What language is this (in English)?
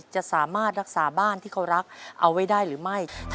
Thai